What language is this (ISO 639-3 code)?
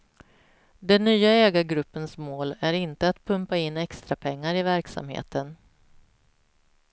swe